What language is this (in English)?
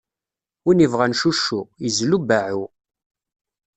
Kabyle